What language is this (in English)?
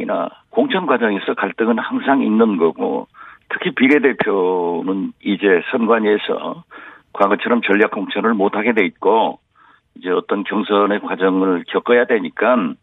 Korean